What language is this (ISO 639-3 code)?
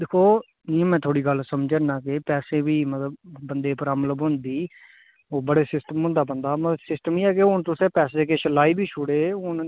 doi